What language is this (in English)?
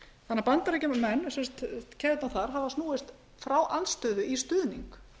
Icelandic